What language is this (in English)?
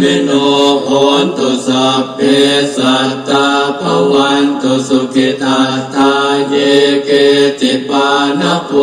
Romanian